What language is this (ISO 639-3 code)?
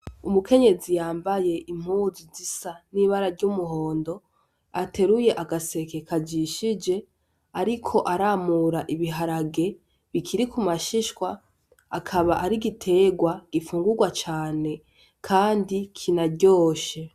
run